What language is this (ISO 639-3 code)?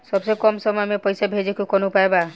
bho